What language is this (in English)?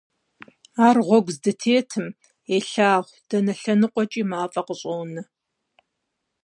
Kabardian